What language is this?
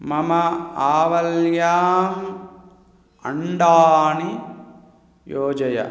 Sanskrit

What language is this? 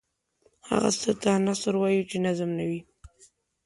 Pashto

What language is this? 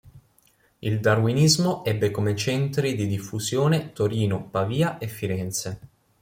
Italian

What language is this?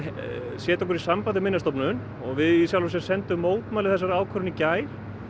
Icelandic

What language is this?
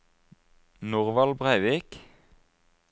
Norwegian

